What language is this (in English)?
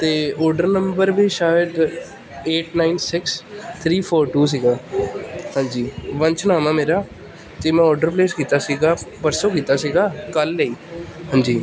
Punjabi